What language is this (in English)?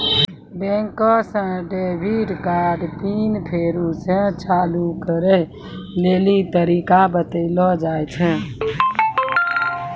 Maithili